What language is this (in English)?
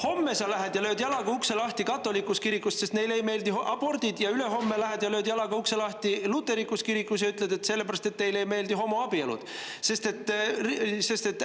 Estonian